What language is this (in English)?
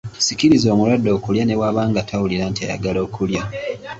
Ganda